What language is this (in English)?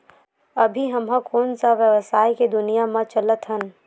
Chhattisgarhi